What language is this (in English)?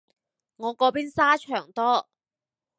Cantonese